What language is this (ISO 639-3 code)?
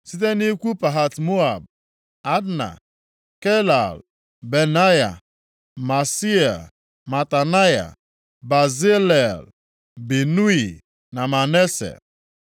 ibo